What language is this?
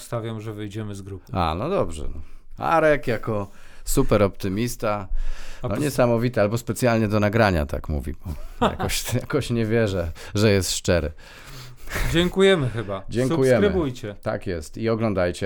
Polish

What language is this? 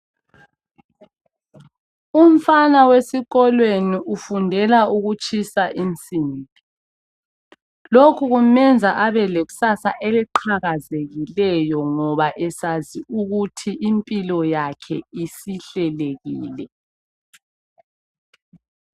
North Ndebele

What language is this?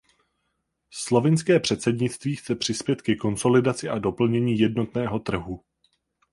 Czech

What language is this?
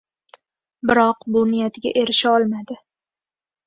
Uzbek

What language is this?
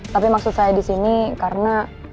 Indonesian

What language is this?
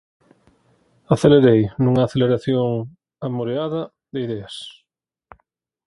Galician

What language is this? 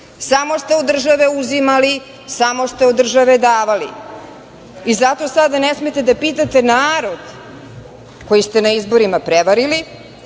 Serbian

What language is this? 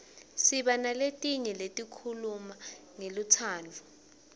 Swati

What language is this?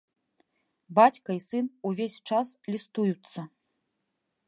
Belarusian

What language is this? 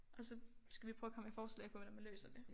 Danish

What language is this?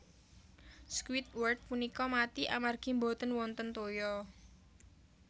Javanese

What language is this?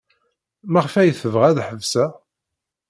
Kabyle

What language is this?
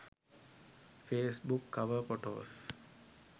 Sinhala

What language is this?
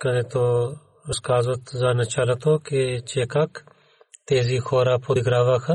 Bulgarian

